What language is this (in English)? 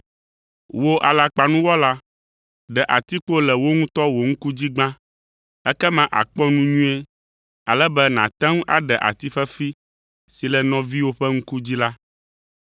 Ewe